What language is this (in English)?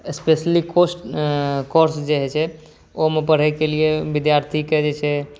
Maithili